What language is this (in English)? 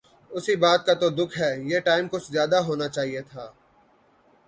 Urdu